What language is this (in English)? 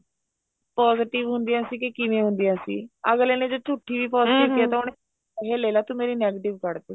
Punjabi